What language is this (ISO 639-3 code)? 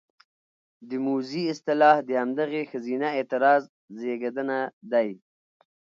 pus